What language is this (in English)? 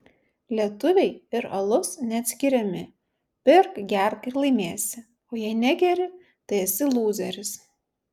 Lithuanian